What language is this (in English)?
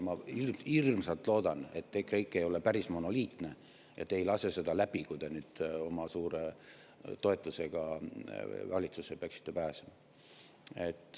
Estonian